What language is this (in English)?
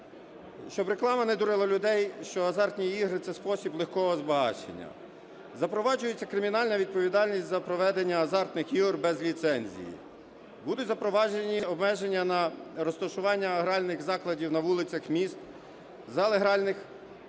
Ukrainian